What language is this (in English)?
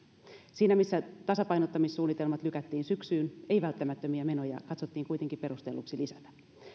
Finnish